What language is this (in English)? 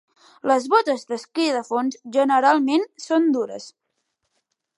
Catalan